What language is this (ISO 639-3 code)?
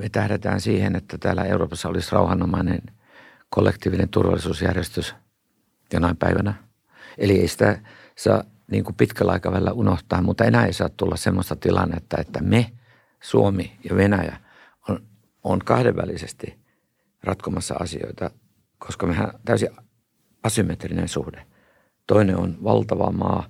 fin